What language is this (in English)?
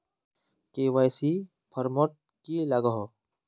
Magahi